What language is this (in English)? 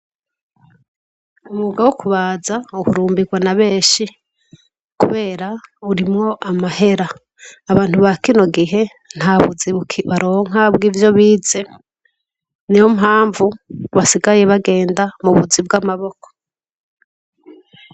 Rundi